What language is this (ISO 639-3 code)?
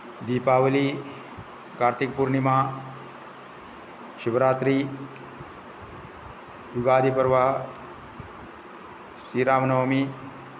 san